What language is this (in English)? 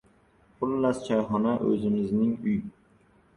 Uzbek